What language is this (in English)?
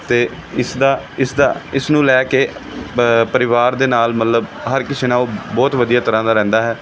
Punjabi